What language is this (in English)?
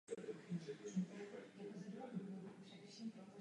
Czech